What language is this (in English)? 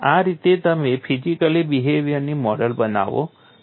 Gujarati